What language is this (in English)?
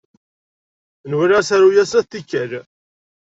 Kabyle